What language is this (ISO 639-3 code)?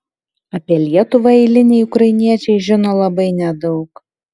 lit